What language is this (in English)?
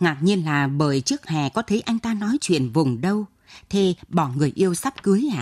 Vietnamese